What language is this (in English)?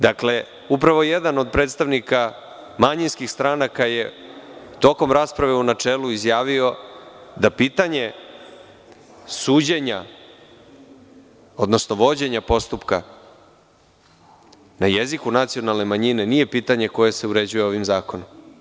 Serbian